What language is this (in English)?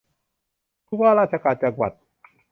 Thai